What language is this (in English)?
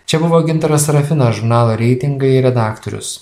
Lithuanian